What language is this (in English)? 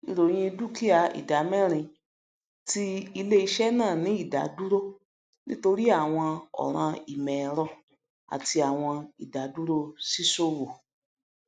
Yoruba